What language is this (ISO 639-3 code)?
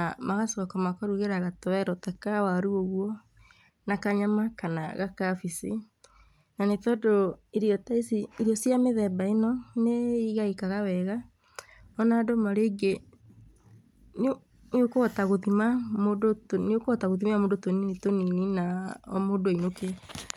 kik